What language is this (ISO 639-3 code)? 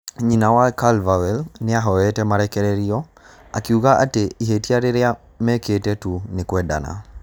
kik